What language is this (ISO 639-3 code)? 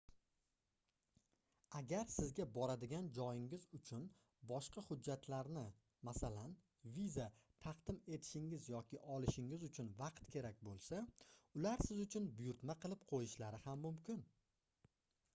uzb